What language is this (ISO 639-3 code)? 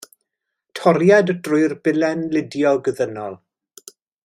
cym